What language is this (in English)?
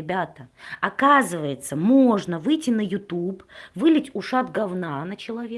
Russian